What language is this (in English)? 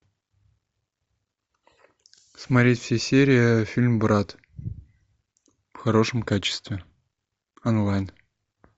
Russian